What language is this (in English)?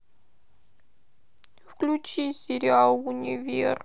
Russian